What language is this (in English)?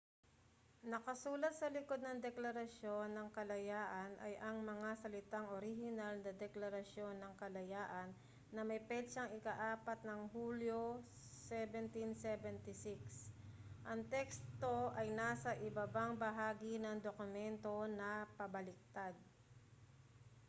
Filipino